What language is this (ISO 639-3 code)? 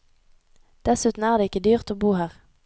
nor